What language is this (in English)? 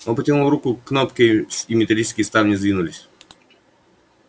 Russian